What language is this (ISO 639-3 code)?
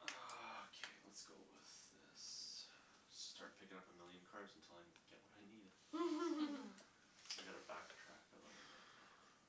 eng